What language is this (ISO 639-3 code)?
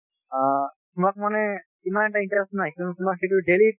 asm